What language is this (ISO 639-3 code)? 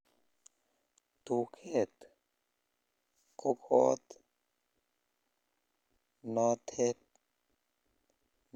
kln